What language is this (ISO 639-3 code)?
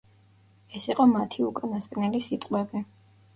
kat